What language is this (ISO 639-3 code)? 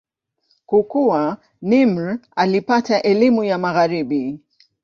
swa